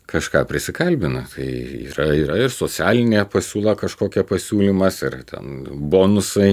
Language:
Lithuanian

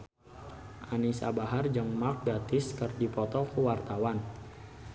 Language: Sundanese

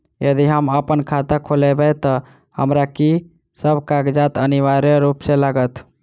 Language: Maithili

